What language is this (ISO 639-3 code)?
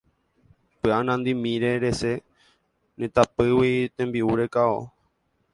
grn